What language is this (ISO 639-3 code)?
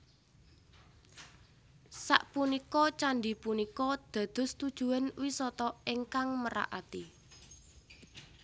jav